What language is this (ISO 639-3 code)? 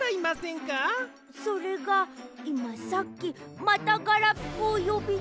jpn